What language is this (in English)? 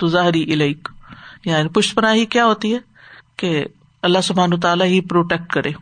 Urdu